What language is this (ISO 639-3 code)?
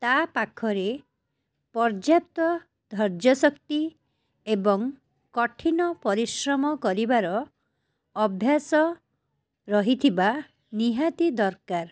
ori